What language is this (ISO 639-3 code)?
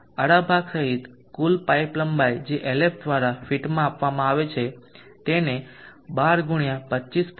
guj